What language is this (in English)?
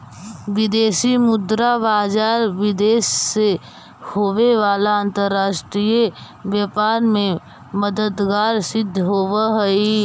Magahi